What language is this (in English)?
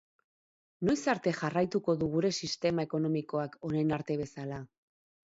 Basque